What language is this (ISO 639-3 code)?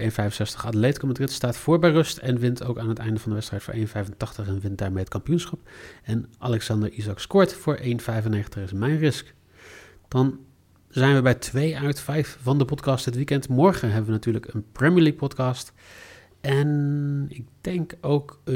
nld